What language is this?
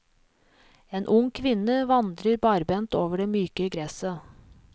Norwegian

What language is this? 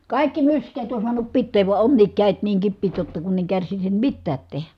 Finnish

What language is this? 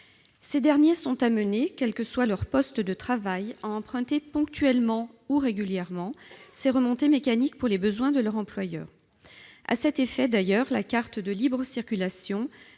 French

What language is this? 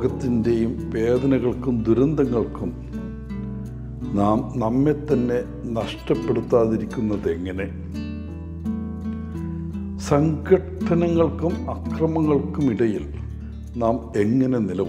Turkish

